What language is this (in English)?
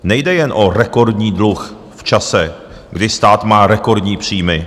Czech